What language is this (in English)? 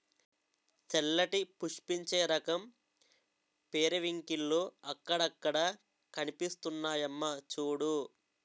Telugu